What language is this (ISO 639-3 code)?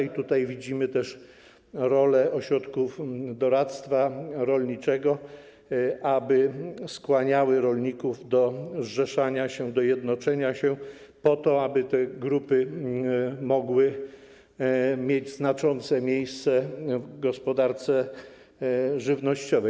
pol